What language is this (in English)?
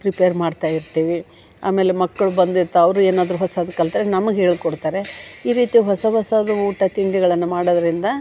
Kannada